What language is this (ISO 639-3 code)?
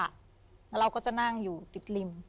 tha